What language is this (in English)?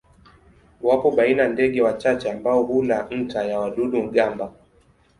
Swahili